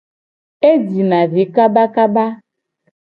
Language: Gen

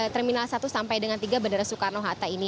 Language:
Indonesian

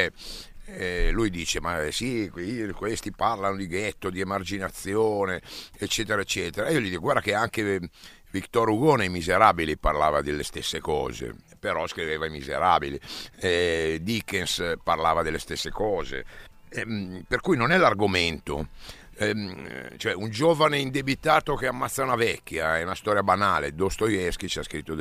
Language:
Italian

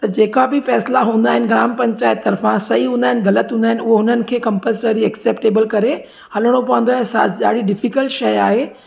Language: Sindhi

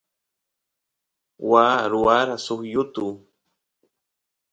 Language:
Santiago del Estero Quichua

